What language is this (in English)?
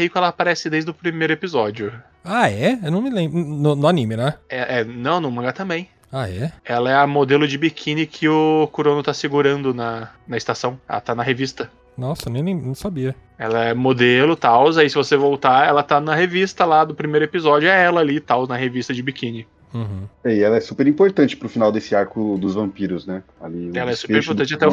Portuguese